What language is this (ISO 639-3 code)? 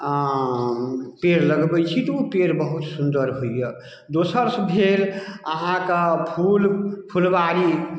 mai